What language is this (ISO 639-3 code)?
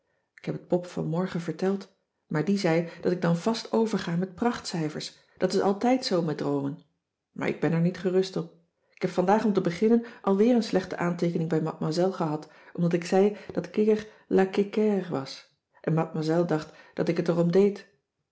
nld